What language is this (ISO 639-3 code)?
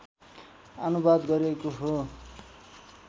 nep